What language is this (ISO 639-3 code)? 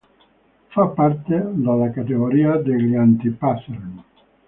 ita